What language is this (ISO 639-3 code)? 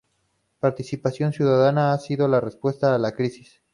spa